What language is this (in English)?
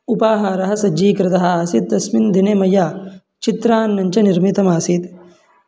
Sanskrit